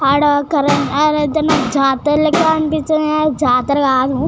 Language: Telugu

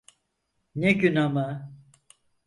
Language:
Turkish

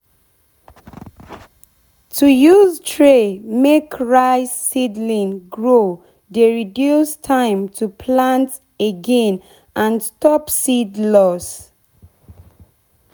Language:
Nigerian Pidgin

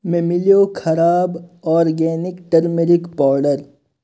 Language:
Kashmiri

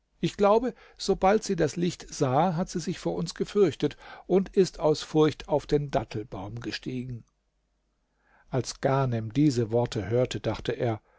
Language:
German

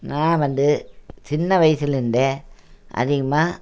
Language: Tamil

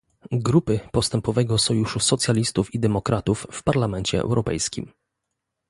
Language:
Polish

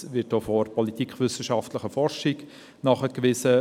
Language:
Swiss German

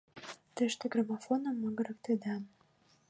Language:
Mari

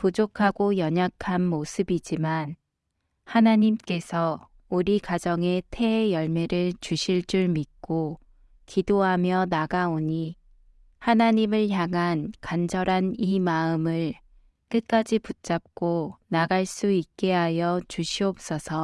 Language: Korean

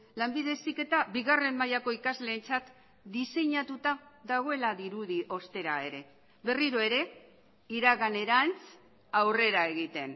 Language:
Basque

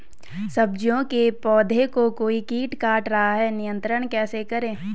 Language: Hindi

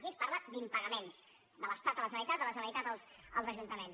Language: Catalan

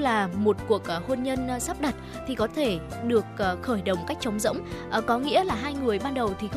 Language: Vietnamese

